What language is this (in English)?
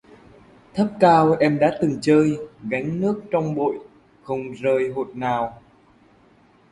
Vietnamese